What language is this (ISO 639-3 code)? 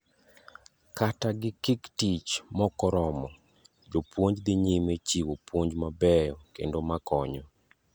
luo